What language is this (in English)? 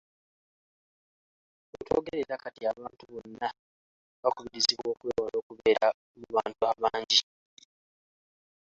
Ganda